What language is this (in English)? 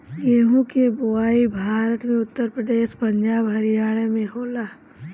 Bhojpuri